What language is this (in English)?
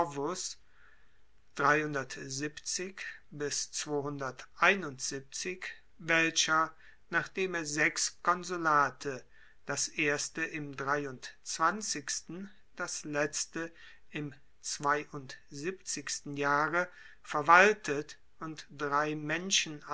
German